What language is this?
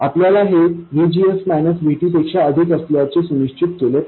Marathi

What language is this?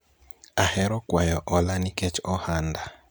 Luo (Kenya and Tanzania)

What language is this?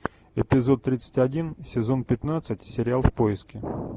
Russian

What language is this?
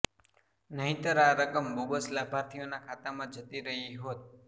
Gujarati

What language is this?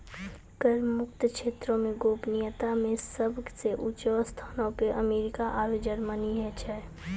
Maithili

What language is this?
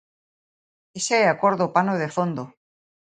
Galician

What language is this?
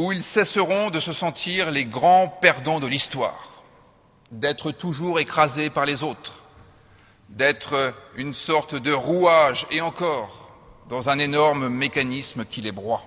French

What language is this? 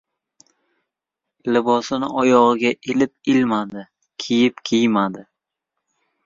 Uzbek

